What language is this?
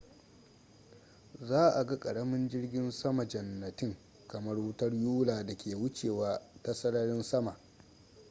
Hausa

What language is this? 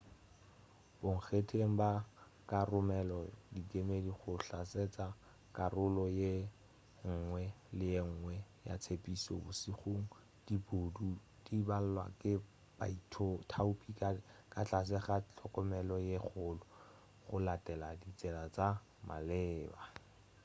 Northern Sotho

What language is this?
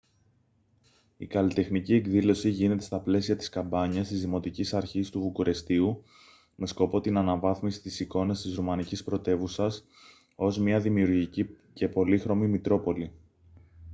Greek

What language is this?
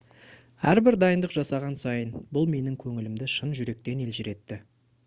Kazakh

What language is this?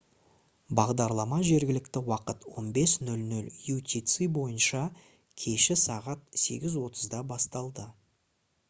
Kazakh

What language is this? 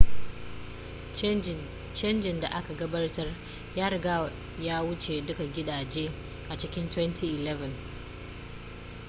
Hausa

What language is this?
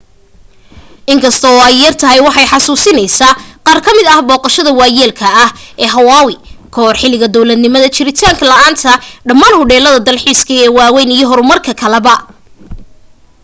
Somali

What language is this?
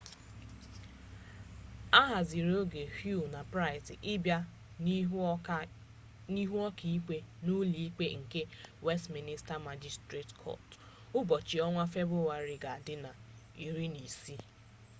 Igbo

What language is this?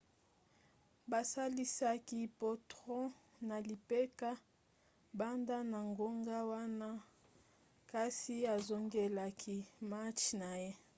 Lingala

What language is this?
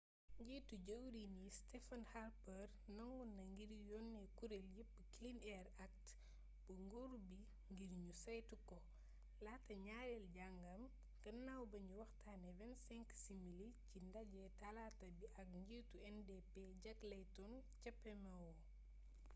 Wolof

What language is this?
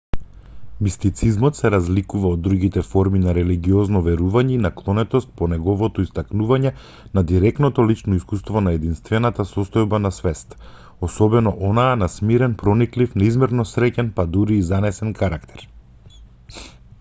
Macedonian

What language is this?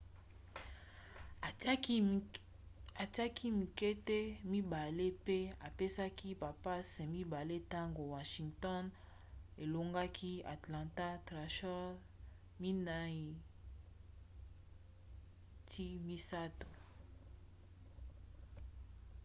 Lingala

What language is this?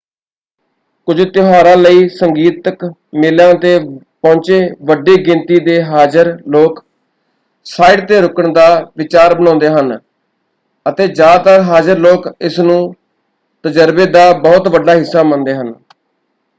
Punjabi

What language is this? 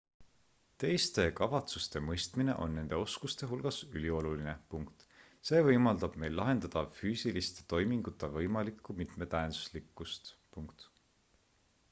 Estonian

